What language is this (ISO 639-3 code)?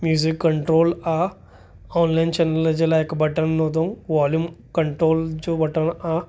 snd